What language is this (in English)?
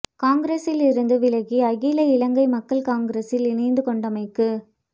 Tamil